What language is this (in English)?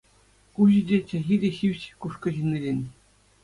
Chuvash